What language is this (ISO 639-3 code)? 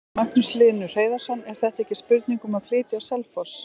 isl